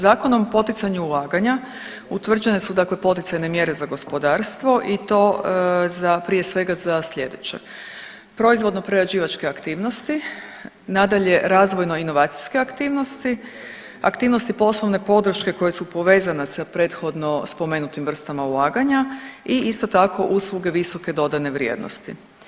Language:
Croatian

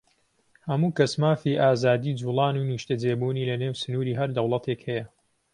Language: Central Kurdish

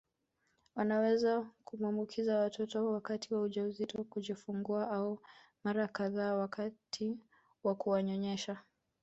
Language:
Swahili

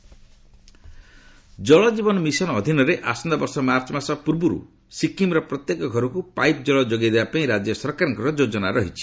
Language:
Odia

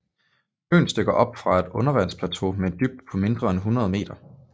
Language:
Danish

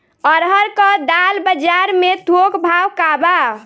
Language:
Bhojpuri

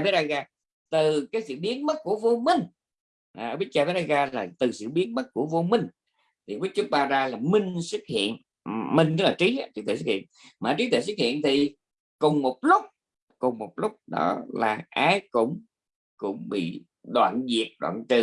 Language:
Vietnamese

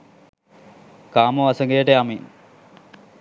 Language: Sinhala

